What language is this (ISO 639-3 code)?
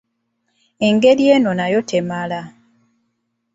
lug